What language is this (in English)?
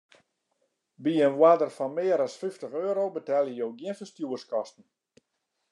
Western Frisian